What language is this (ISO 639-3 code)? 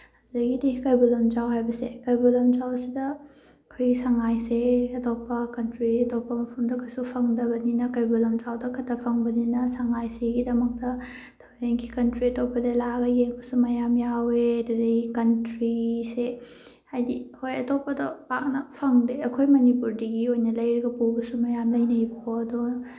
mni